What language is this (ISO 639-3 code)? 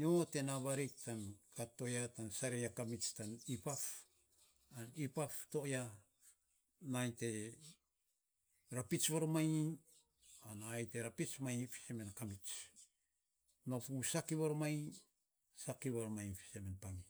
sps